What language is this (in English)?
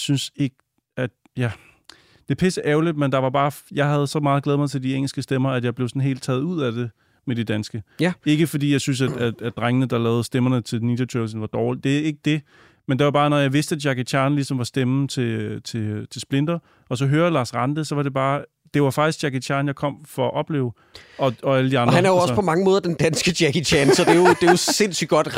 Danish